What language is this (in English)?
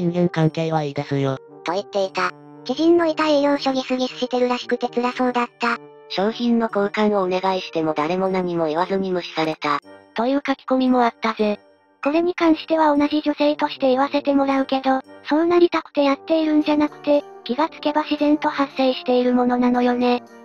Japanese